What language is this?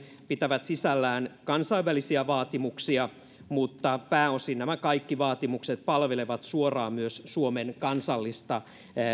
Finnish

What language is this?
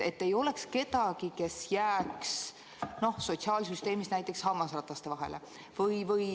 Estonian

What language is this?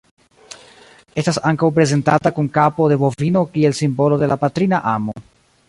Esperanto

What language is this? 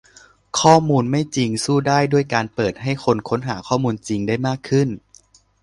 Thai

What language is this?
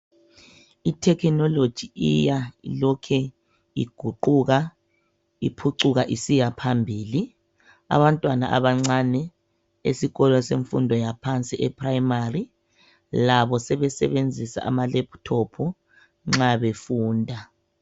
North Ndebele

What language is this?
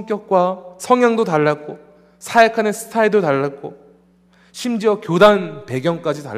Korean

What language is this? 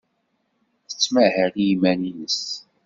Kabyle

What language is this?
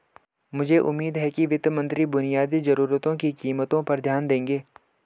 Hindi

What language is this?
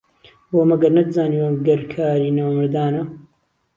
Central Kurdish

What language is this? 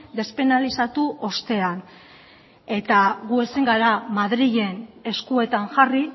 Basque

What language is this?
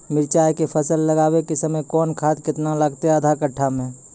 Maithili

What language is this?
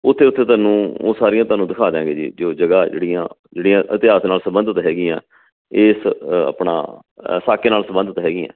Punjabi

